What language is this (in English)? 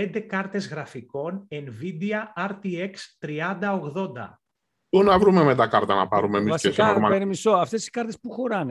Greek